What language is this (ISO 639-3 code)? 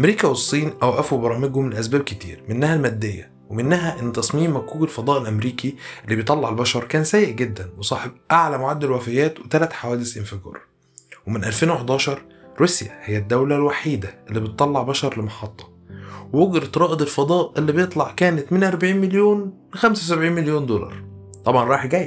ara